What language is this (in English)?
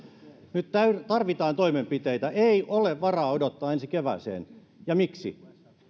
Finnish